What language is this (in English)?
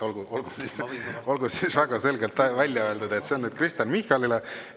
Estonian